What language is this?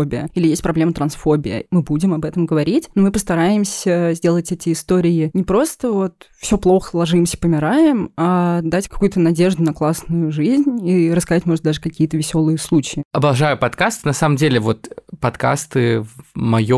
Russian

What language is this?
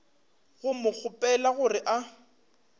Northern Sotho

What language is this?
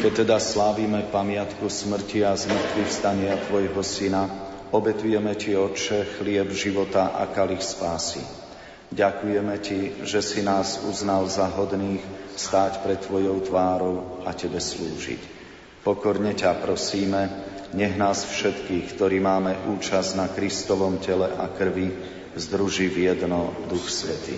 Slovak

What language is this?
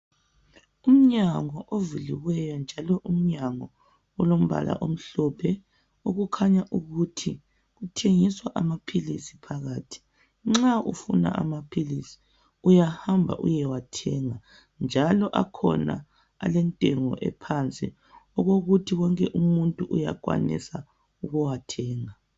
North Ndebele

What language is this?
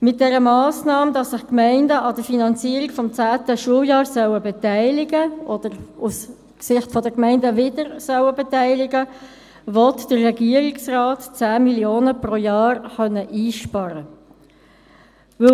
Swiss German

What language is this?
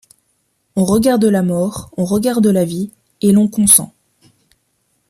French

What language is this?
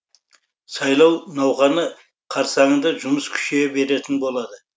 Kazakh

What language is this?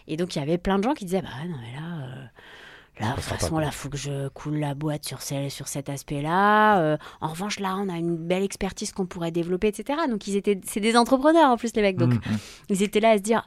French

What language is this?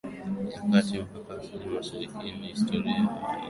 Swahili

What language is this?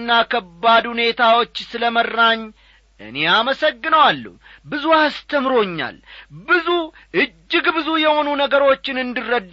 Amharic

